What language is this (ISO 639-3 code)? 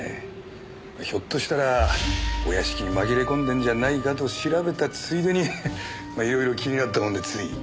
jpn